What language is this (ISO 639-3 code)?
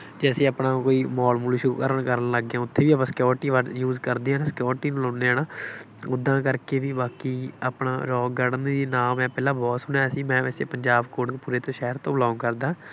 pan